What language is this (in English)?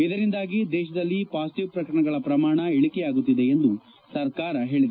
Kannada